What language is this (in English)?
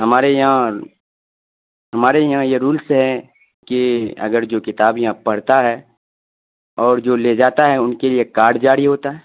Urdu